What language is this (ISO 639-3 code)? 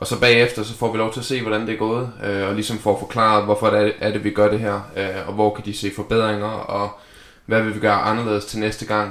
dan